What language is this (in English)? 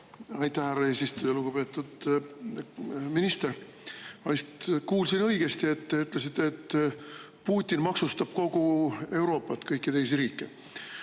Estonian